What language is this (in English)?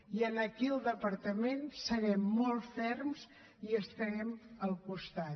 Catalan